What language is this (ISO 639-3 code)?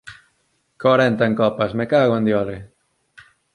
glg